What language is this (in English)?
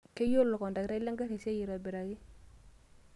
Masai